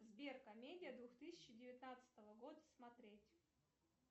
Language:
Russian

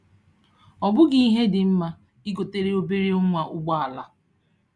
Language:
Igbo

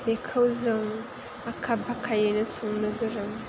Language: Bodo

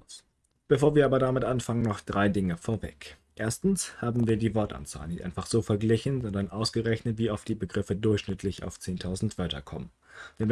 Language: German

